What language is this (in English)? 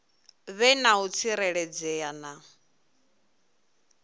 Venda